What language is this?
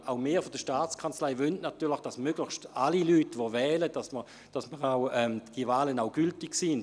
Swiss German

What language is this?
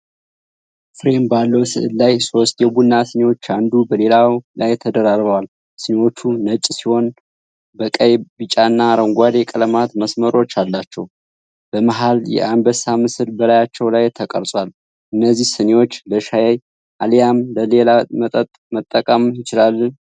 Amharic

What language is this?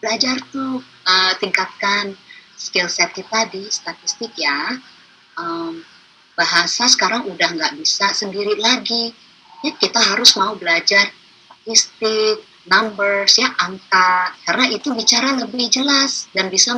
Indonesian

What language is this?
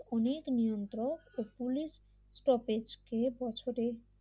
Bangla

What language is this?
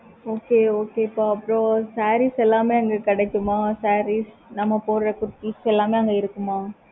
Tamil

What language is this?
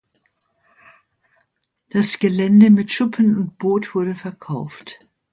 German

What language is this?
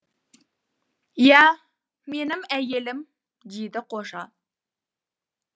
Kazakh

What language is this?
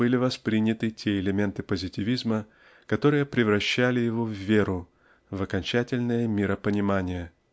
Russian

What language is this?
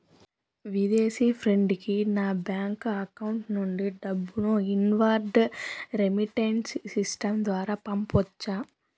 Telugu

